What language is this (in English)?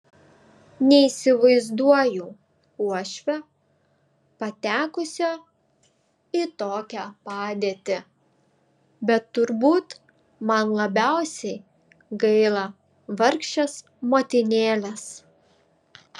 Lithuanian